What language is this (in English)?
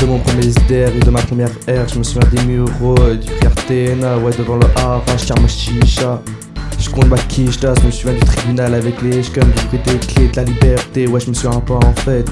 French